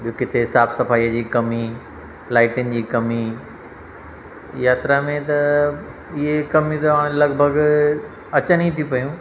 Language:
Sindhi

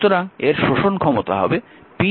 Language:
Bangla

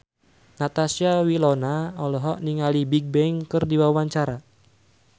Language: Sundanese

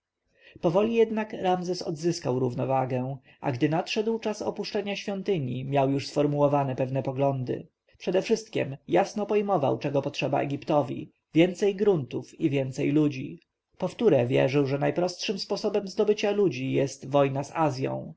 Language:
Polish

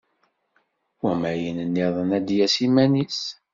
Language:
Kabyle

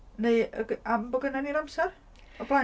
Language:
Welsh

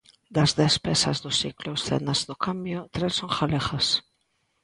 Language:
Galician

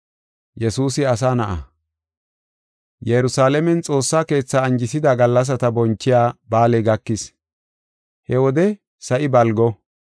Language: Gofa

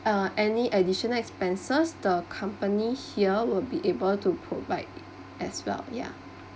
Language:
English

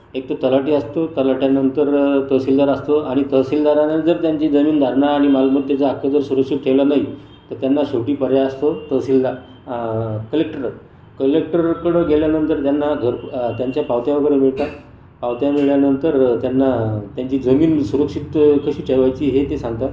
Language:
Marathi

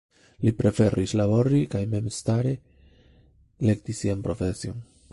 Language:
Esperanto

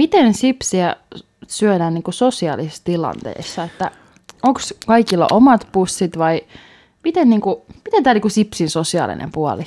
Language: Finnish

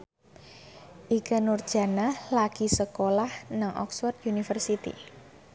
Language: Javanese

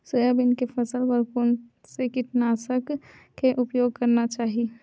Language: Chhattisgarhi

